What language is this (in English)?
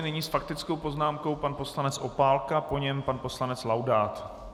Czech